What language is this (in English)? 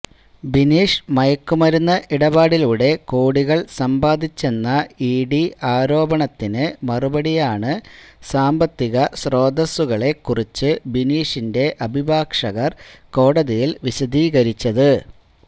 Malayalam